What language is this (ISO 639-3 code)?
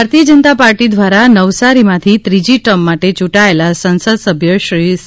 guj